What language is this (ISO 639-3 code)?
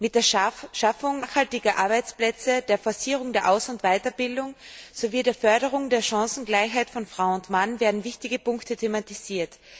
deu